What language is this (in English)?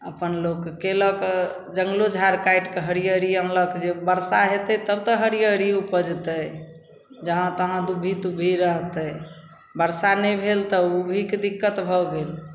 Maithili